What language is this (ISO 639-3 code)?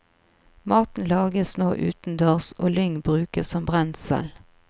nor